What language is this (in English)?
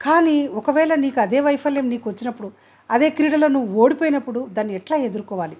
Telugu